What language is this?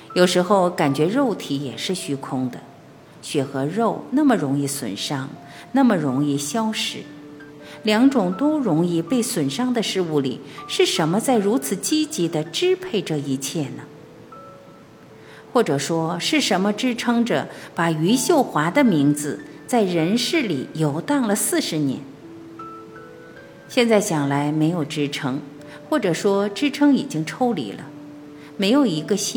Chinese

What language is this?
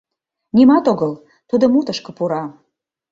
Mari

